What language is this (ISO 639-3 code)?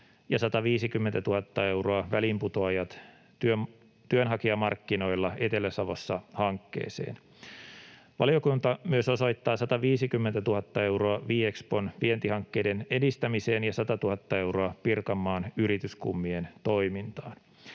fin